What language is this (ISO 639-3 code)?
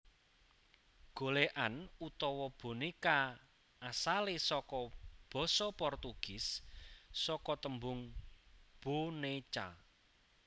jav